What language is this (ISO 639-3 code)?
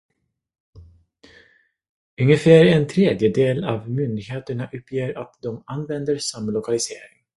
swe